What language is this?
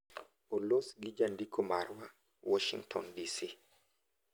Luo (Kenya and Tanzania)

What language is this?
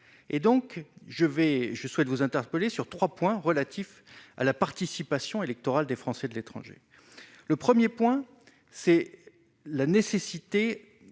French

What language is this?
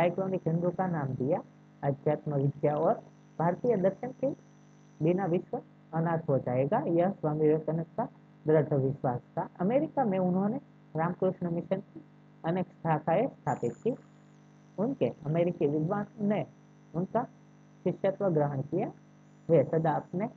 Hindi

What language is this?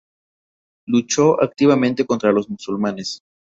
Spanish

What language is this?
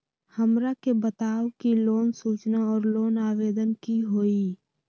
Magahi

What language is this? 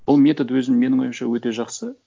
Kazakh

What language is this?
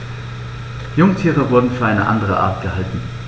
German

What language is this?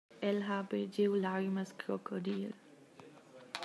Romansh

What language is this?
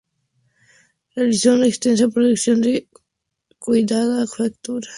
Spanish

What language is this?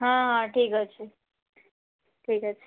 Odia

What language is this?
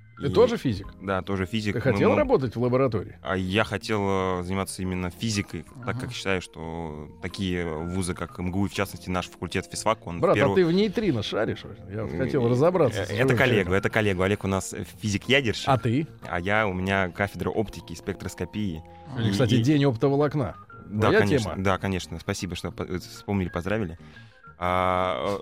Russian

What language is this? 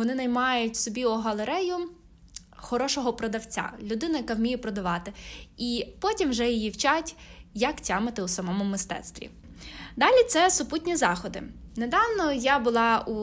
Ukrainian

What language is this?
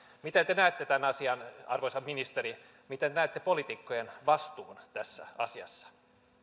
Finnish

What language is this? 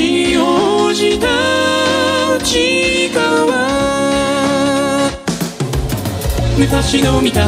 Japanese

